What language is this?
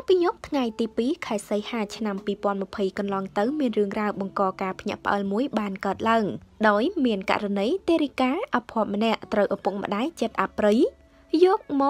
Thai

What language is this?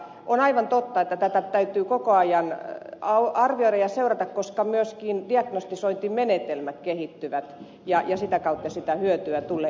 Finnish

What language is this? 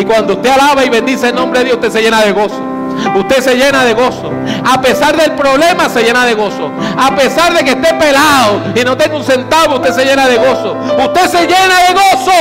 Spanish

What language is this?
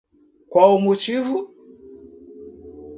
Portuguese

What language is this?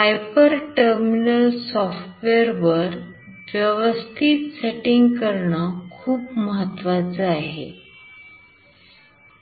Marathi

